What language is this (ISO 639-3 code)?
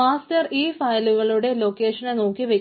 mal